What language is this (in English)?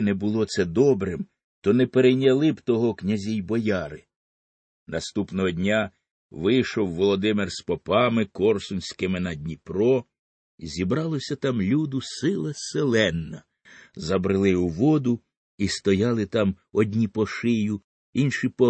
Ukrainian